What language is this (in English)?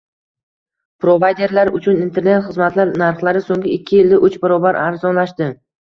Uzbek